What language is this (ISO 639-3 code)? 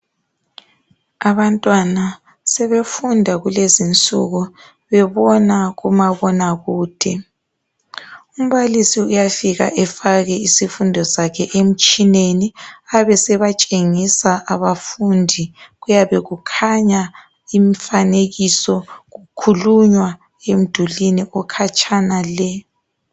nde